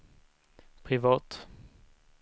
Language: Swedish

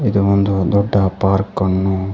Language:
Kannada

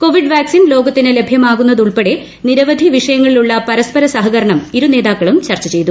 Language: Malayalam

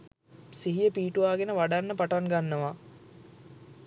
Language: Sinhala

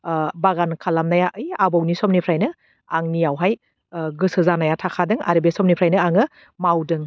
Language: Bodo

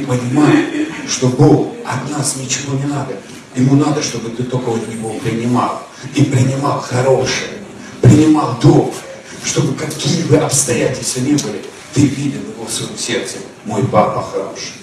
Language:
Russian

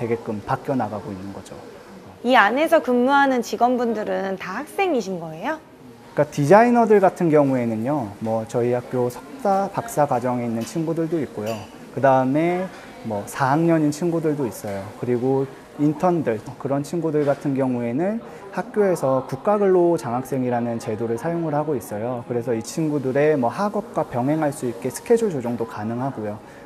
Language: Korean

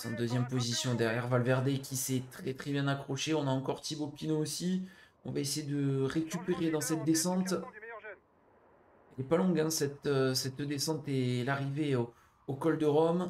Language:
French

